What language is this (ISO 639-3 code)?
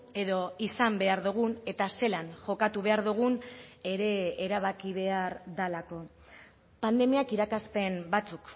eus